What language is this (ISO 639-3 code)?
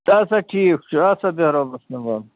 kas